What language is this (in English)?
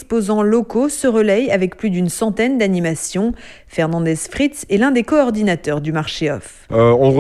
French